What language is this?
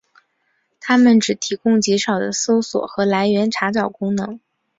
Chinese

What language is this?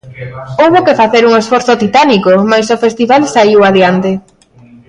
Galician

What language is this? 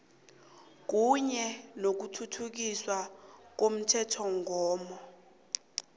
South Ndebele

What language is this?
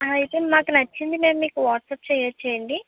Telugu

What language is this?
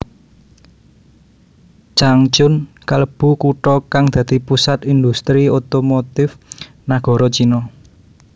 Javanese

